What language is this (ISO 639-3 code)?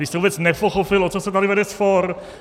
ces